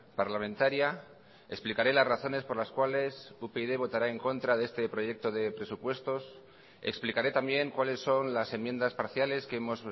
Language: Spanish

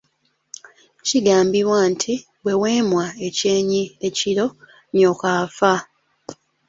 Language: Ganda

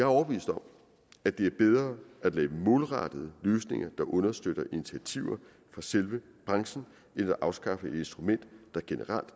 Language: Danish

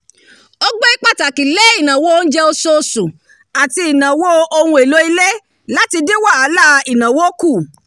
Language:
Yoruba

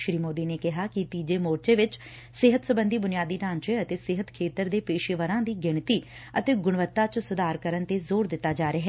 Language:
Punjabi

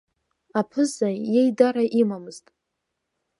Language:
Abkhazian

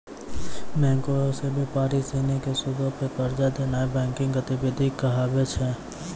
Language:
Maithili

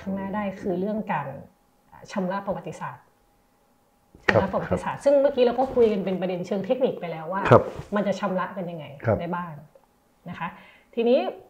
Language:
Thai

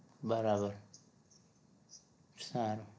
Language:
Gujarati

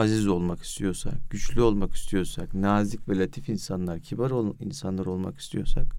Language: Turkish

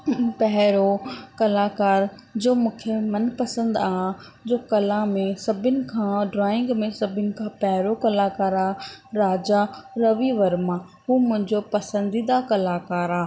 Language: Sindhi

